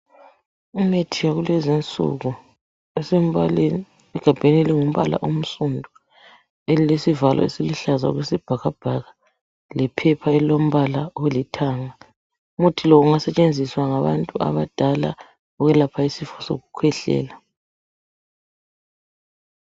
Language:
North Ndebele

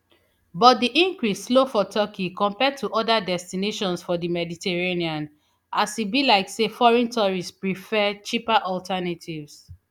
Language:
Nigerian Pidgin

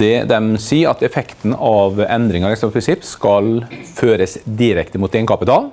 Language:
Norwegian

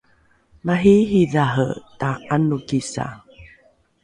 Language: Rukai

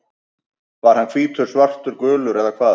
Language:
Icelandic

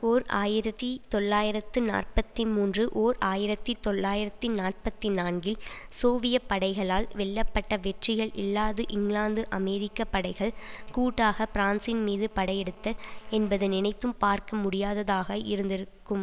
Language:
Tamil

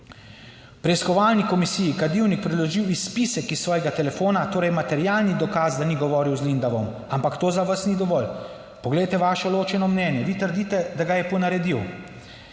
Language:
Slovenian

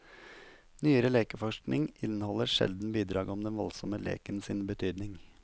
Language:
Norwegian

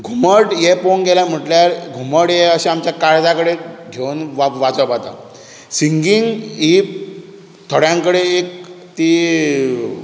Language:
Konkani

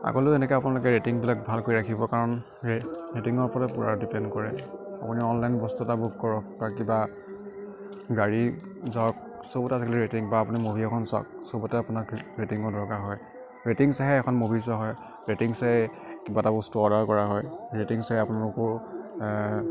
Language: Assamese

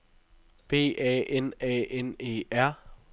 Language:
Danish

